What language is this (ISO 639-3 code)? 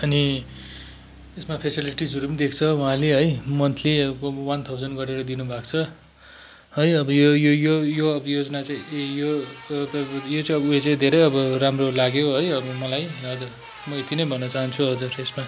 nep